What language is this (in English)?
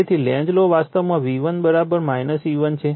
Gujarati